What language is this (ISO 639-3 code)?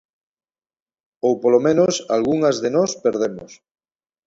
glg